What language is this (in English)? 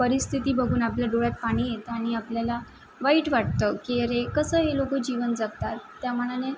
Marathi